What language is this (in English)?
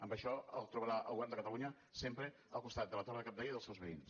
Catalan